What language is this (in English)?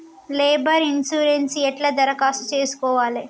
Telugu